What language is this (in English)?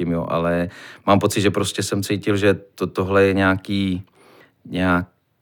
Czech